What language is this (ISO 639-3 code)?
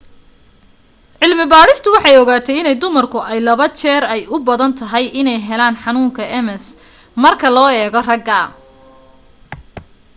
som